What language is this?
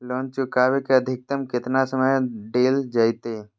Magahi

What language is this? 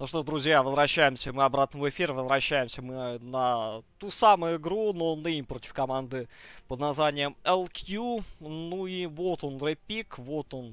Russian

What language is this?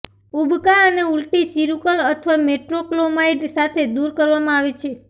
Gujarati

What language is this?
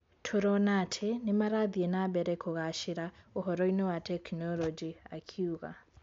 Kikuyu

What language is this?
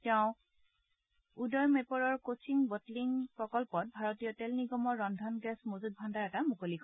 Assamese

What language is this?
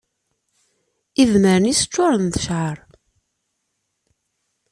Kabyle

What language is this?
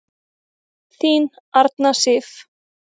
Icelandic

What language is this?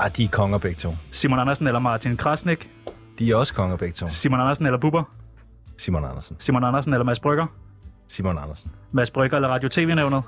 Danish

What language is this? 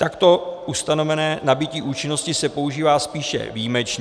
Czech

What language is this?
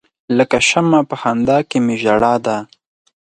Pashto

